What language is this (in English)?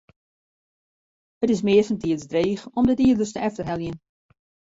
Western Frisian